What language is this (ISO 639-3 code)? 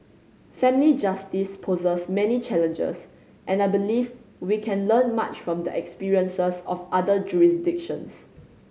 eng